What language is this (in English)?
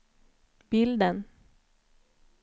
Swedish